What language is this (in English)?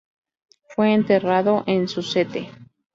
Spanish